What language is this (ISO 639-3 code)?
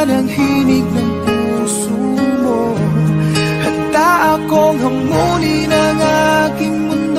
ind